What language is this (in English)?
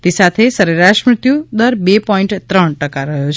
Gujarati